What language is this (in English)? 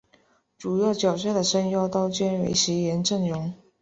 Chinese